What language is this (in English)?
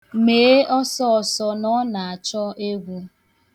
Igbo